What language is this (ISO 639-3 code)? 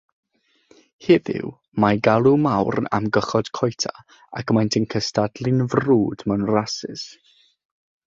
cym